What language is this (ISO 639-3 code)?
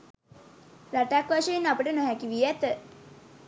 sin